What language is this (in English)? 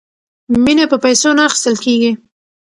Pashto